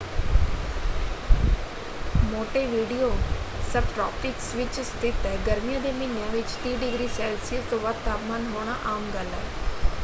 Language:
Punjabi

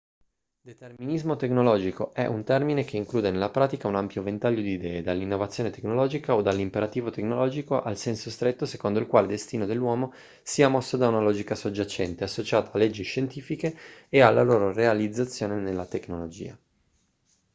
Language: Italian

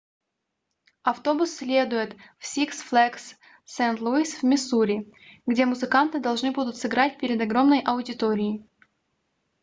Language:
Russian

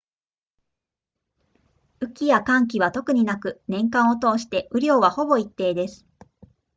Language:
Japanese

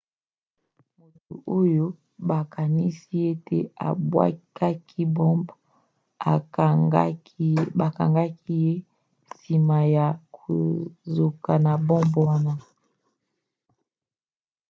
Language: Lingala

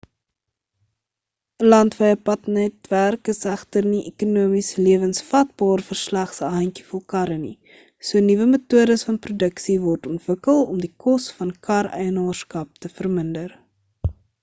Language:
Afrikaans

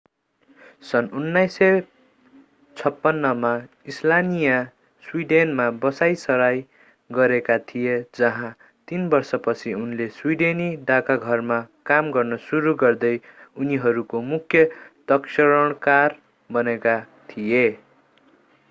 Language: Nepali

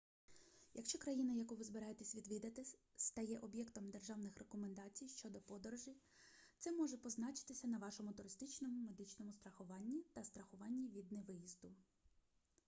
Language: Ukrainian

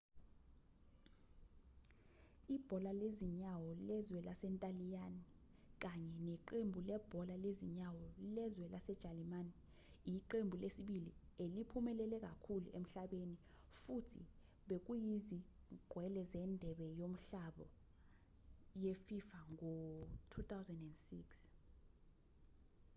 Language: Zulu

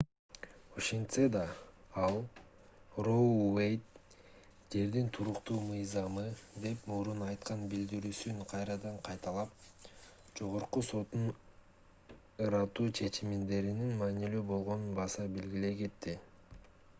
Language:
Kyrgyz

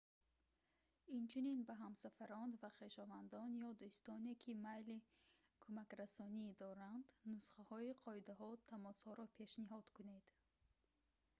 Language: Tajik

